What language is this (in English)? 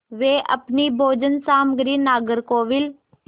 Hindi